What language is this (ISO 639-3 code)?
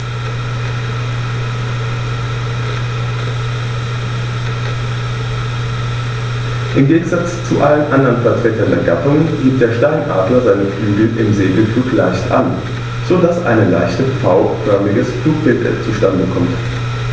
deu